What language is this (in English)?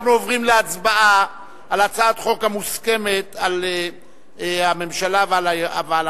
Hebrew